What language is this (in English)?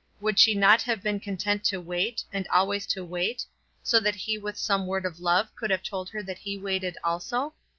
English